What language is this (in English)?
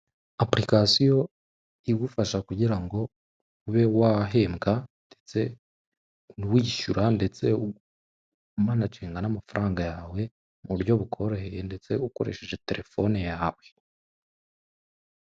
Kinyarwanda